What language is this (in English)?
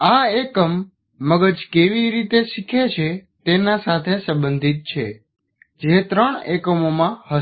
Gujarati